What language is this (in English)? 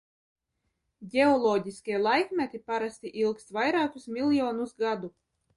Latvian